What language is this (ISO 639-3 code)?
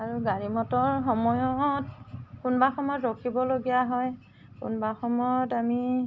asm